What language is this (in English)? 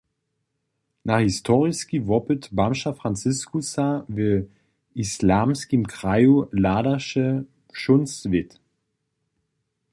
Upper Sorbian